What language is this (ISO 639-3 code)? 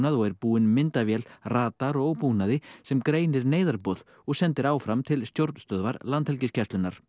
isl